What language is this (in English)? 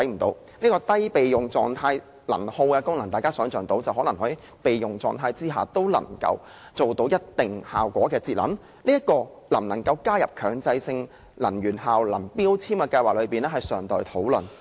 Cantonese